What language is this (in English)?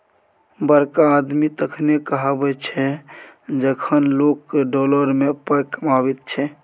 Maithili